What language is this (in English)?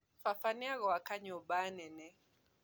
Kikuyu